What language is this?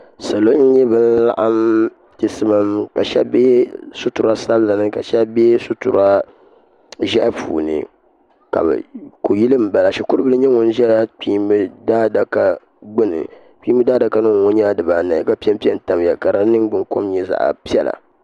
Dagbani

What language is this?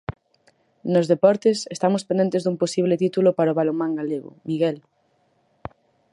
Galician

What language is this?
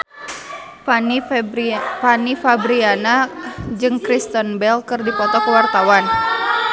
Sundanese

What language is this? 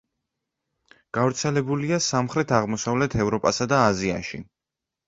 Georgian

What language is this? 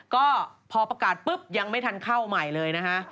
Thai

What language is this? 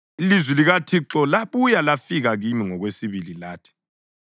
North Ndebele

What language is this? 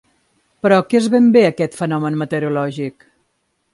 Catalan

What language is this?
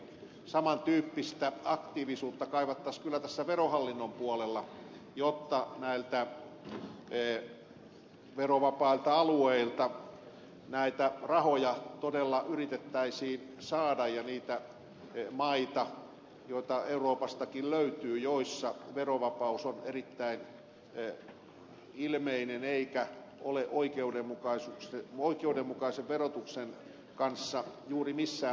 Finnish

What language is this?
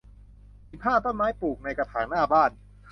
Thai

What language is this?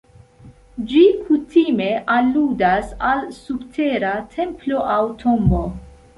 Esperanto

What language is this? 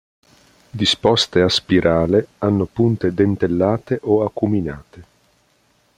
Italian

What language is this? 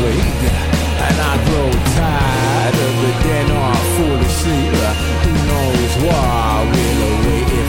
Polish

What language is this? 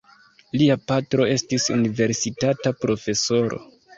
Esperanto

